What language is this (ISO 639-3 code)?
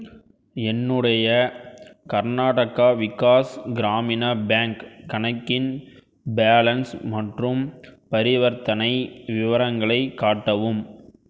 tam